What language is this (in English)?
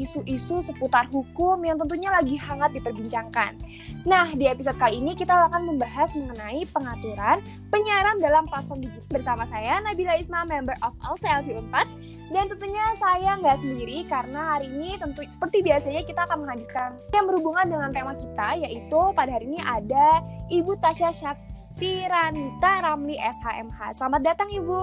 Indonesian